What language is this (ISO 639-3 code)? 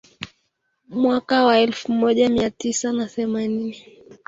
swa